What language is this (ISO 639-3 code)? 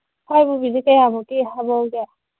mni